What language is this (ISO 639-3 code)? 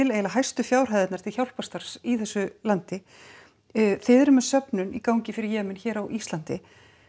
isl